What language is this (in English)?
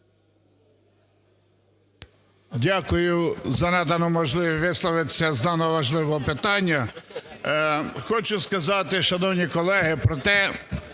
Ukrainian